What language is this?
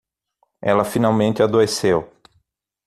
Portuguese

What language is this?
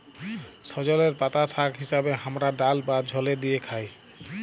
Bangla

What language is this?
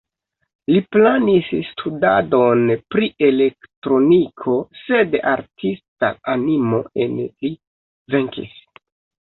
Esperanto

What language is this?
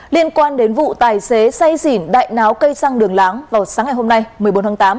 Vietnamese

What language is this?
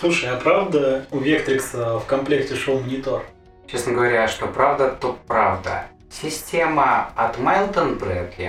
Russian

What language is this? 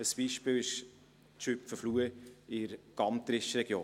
Swiss German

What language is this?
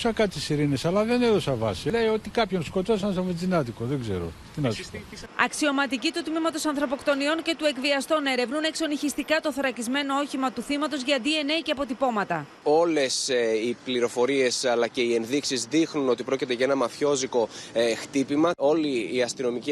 Greek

